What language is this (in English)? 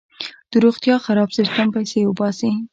Pashto